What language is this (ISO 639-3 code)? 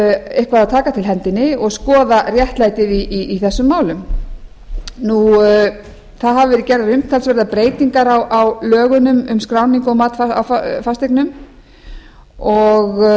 isl